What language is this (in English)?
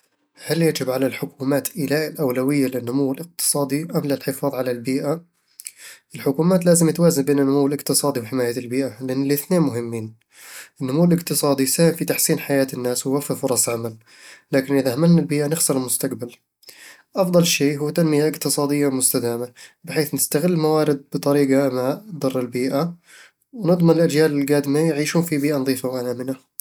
Eastern Egyptian Bedawi Arabic